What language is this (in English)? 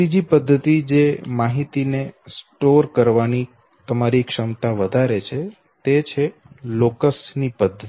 Gujarati